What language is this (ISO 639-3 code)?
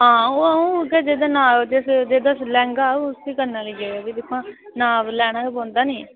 doi